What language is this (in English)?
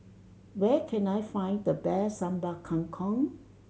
English